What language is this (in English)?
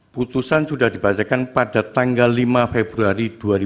Indonesian